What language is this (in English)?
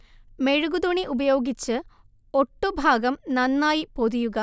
Malayalam